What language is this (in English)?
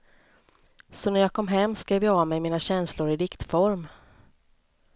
Swedish